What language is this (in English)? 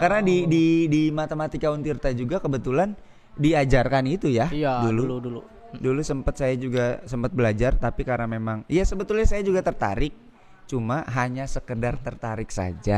Indonesian